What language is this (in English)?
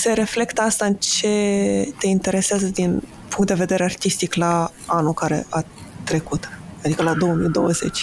Romanian